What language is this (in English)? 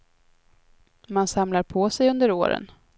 Swedish